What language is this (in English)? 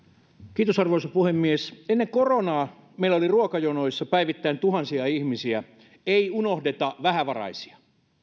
Finnish